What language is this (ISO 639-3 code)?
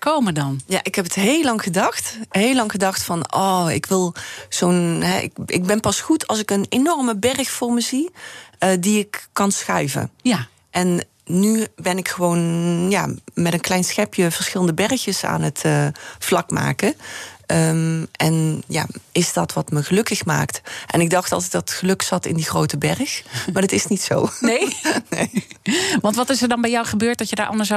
nld